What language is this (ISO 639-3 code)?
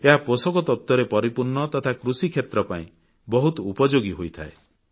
ori